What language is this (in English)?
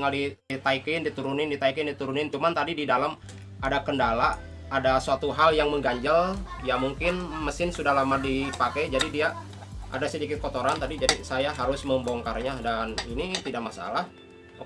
Indonesian